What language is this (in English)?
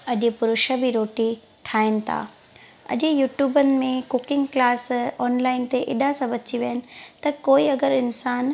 Sindhi